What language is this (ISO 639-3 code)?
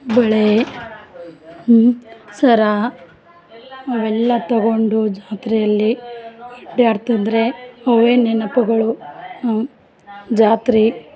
kan